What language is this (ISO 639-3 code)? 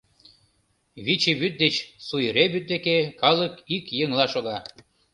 chm